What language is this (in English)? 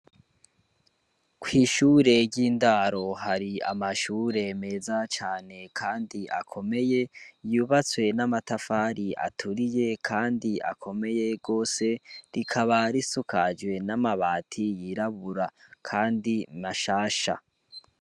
Rundi